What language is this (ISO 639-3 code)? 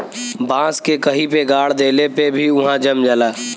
bho